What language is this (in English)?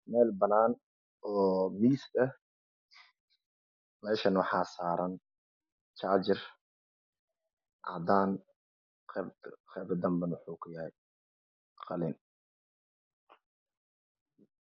Somali